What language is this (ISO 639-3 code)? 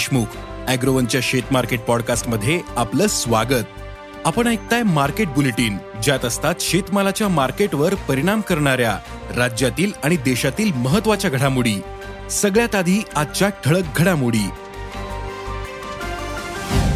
mar